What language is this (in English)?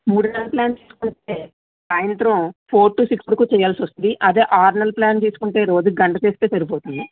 Telugu